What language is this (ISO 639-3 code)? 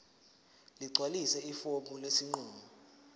zul